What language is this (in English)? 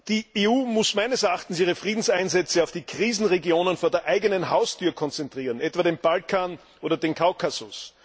German